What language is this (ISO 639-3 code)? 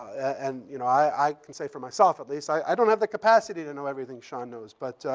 eng